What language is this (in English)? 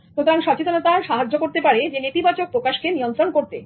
Bangla